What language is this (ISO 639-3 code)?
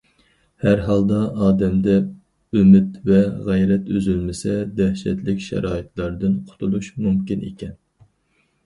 uig